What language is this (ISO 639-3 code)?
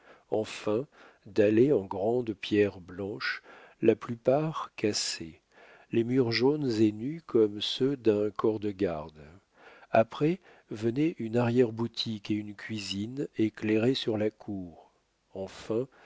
fra